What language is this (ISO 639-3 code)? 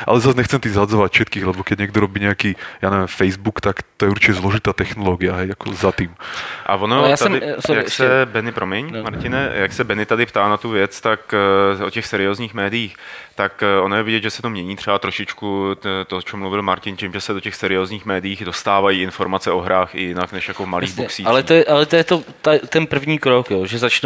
ces